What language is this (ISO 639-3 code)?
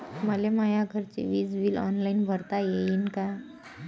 mar